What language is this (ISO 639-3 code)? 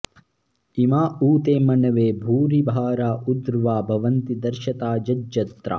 san